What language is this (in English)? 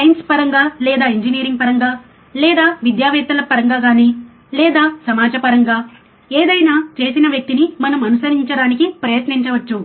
Telugu